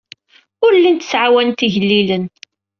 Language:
Kabyle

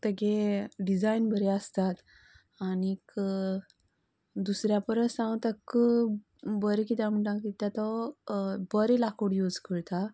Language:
Konkani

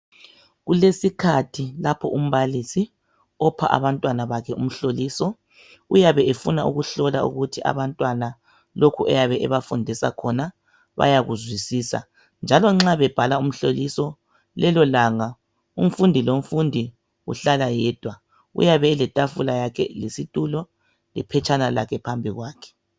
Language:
North Ndebele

